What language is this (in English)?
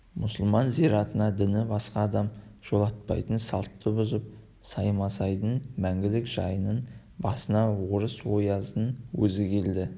Kazakh